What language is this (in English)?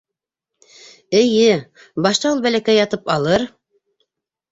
Bashkir